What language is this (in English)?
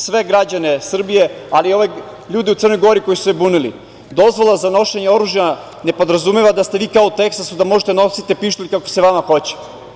Serbian